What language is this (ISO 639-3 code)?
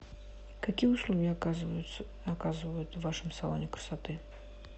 rus